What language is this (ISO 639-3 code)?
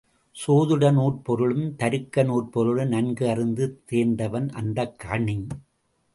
tam